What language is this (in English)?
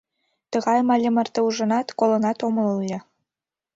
Mari